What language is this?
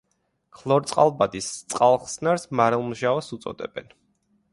Georgian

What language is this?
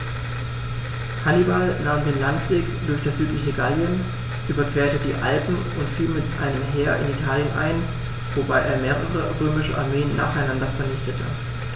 German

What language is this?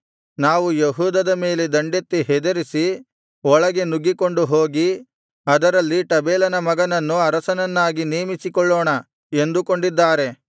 Kannada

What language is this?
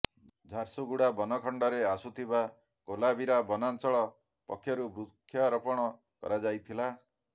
Odia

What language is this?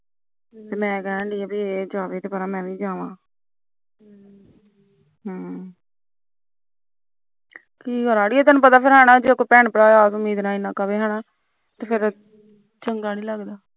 Punjabi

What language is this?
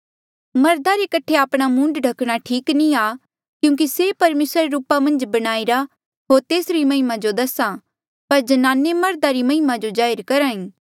Mandeali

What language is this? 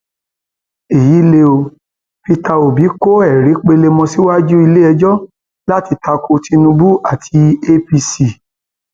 Yoruba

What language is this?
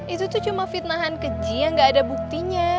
Indonesian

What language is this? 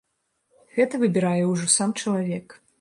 Belarusian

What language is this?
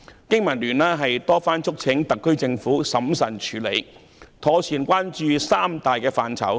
Cantonese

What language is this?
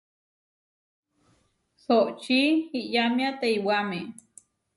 Huarijio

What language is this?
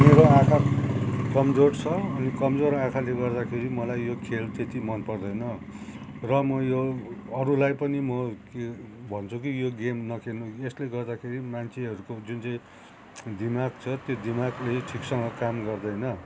Nepali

